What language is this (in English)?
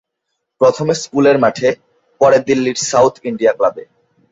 Bangla